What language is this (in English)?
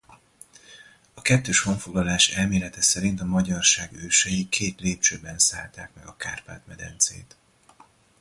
Hungarian